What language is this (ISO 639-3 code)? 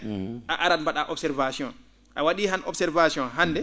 ful